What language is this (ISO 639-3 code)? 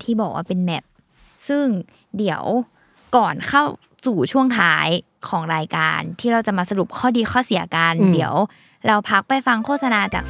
tha